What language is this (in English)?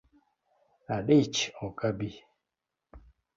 Luo (Kenya and Tanzania)